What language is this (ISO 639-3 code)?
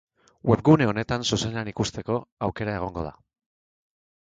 eus